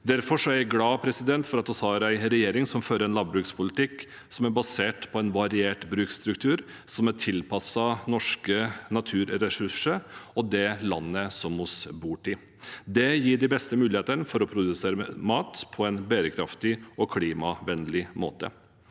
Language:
Norwegian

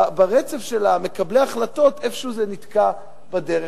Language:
Hebrew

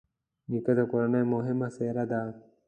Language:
Pashto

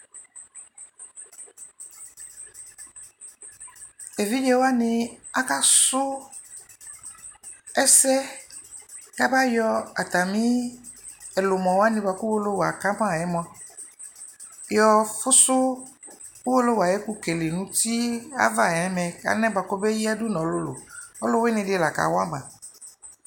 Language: Ikposo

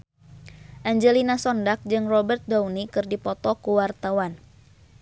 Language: Sundanese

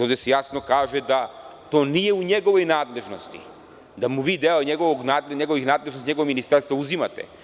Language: Serbian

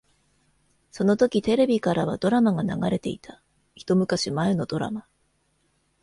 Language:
Japanese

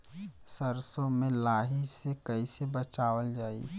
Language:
Bhojpuri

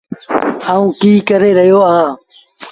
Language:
Sindhi Bhil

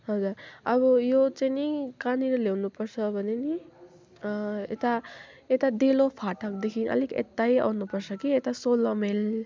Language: Nepali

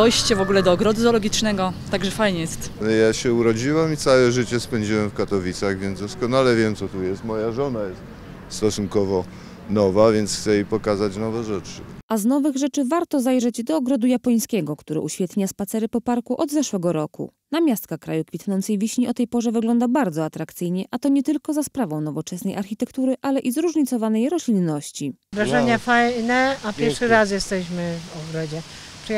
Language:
Polish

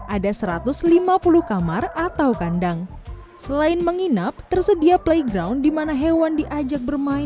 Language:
Indonesian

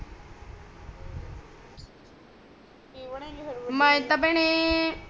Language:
Punjabi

